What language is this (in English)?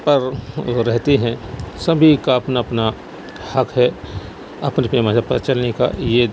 Urdu